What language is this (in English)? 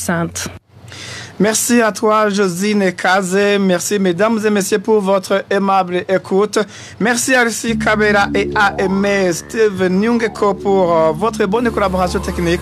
French